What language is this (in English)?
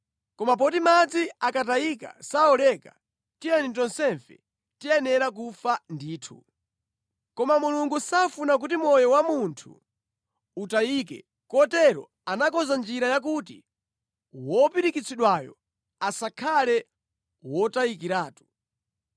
Nyanja